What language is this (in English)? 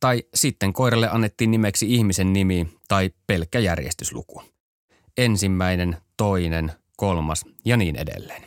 Finnish